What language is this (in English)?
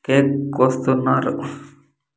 Telugu